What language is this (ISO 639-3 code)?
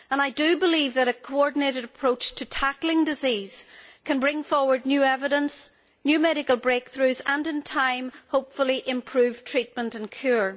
eng